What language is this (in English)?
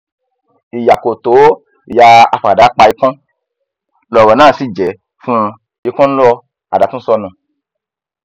Yoruba